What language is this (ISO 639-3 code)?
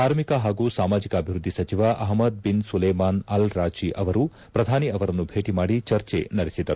kan